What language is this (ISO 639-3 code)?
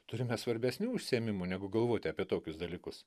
lit